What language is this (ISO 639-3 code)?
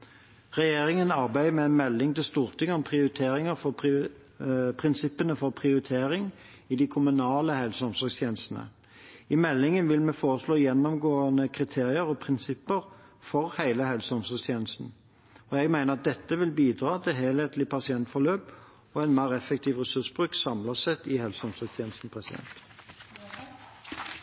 nob